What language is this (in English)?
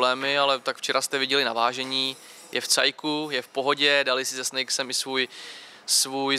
Czech